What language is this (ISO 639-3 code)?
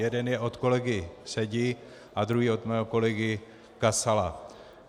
ces